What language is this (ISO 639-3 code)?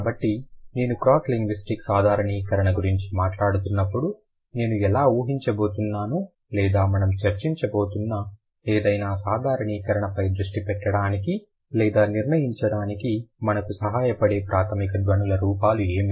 tel